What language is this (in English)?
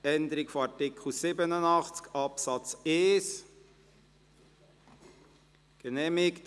Swiss German